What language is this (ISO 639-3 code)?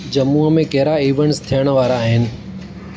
snd